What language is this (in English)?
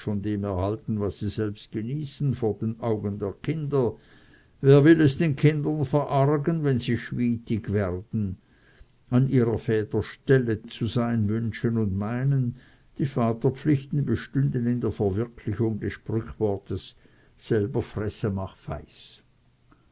German